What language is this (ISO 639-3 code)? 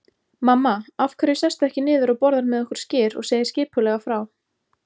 isl